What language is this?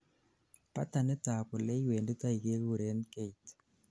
Kalenjin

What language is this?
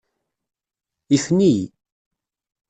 Kabyle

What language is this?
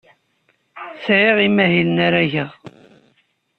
Kabyle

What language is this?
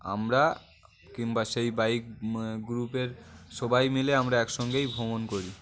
Bangla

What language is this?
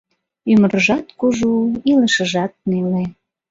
Mari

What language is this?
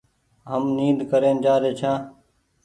Goaria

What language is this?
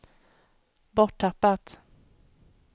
Swedish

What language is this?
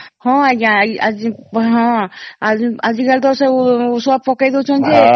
Odia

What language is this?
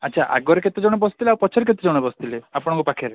Odia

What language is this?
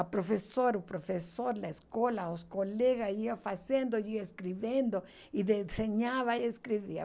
Portuguese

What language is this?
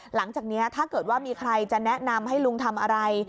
Thai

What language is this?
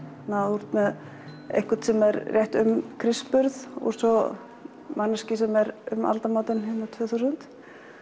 Icelandic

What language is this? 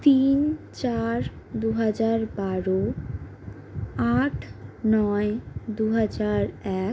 Bangla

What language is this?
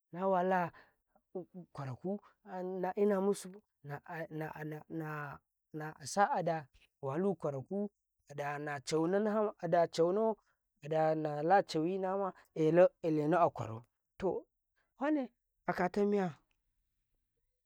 Karekare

